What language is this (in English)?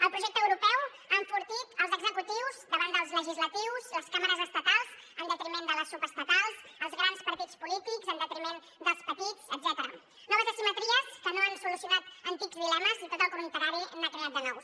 Catalan